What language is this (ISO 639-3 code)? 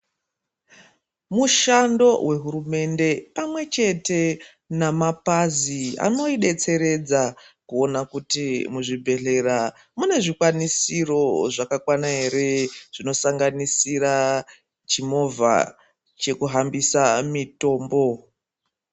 ndc